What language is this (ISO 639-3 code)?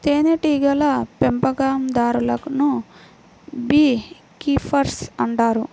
tel